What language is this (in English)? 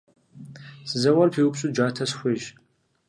Kabardian